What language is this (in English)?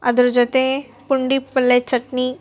Kannada